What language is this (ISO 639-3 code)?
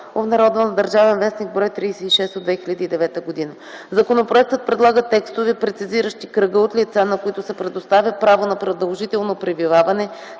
bul